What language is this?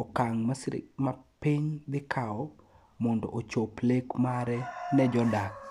Luo (Kenya and Tanzania)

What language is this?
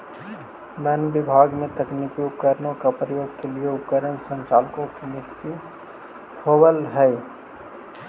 Magahi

